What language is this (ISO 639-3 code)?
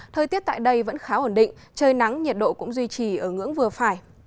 vie